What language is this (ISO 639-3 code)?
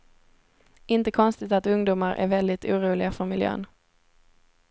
swe